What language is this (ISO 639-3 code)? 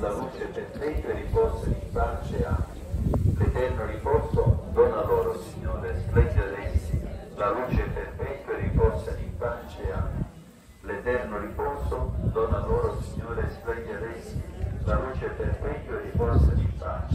ita